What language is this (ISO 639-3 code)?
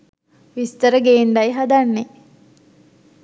sin